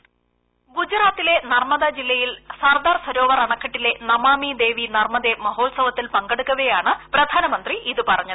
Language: Malayalam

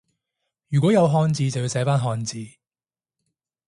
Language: Cantonese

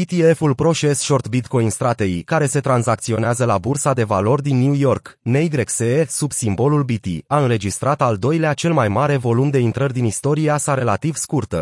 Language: Romanian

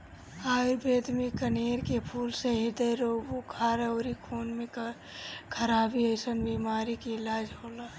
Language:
Bhojpuri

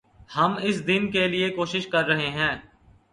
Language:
Urdu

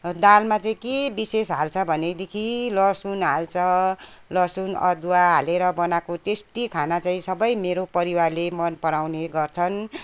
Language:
Nepali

